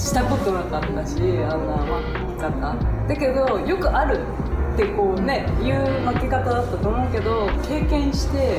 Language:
Japanese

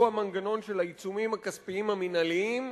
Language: Hebrew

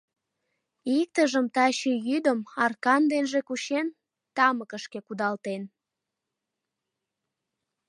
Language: Mari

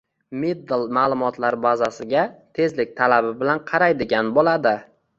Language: Uzbek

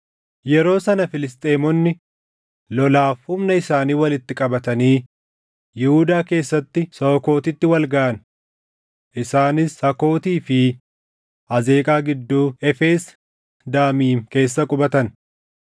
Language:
Oromo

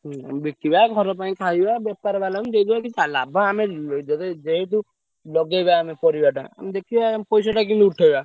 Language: Odia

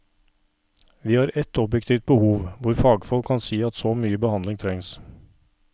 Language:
Norwegian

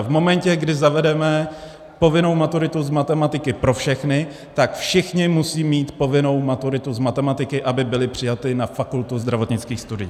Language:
Czech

